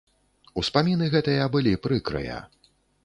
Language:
Belarusian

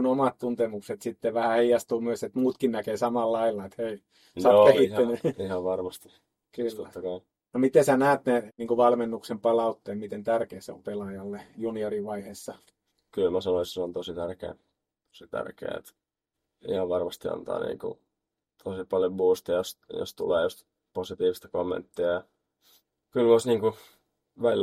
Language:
Finnish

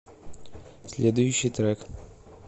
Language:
Russian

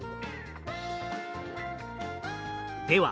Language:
Japanese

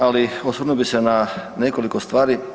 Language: Croatian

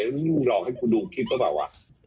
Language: Thai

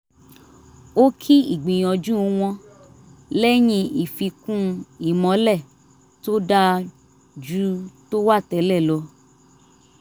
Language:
Yoruba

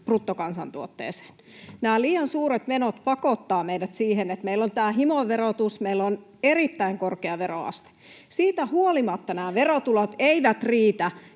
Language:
Finnish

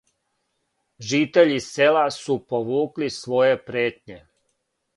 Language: Serbian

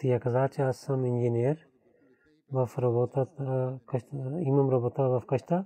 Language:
Bulgarian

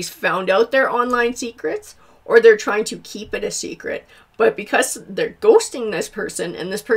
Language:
English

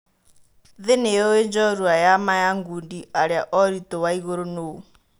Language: Kikuyu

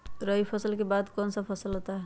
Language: Magahi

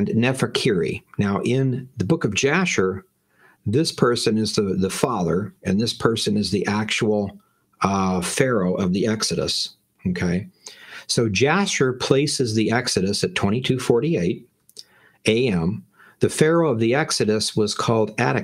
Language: English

